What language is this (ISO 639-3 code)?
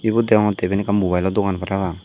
ccp